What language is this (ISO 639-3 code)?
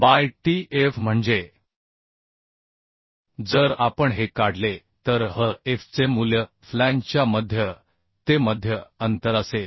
mar